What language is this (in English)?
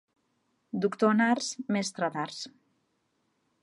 Catalan